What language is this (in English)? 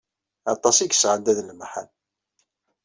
Kabyle